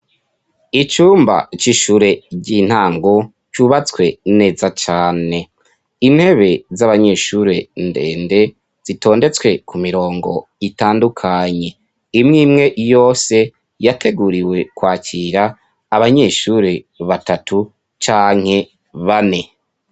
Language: Rundi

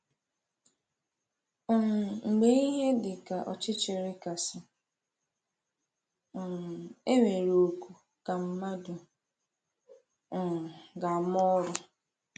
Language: Igbo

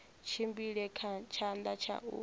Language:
Venda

